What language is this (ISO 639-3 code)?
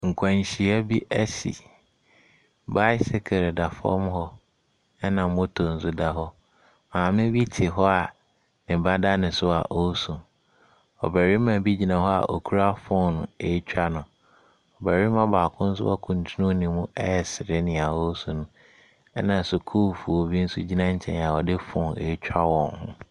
aka